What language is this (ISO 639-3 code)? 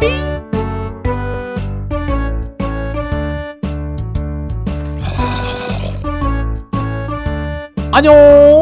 kor